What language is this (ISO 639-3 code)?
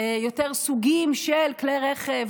heb